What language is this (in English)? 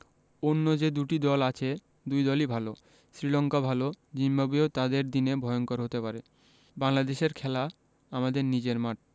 Bangla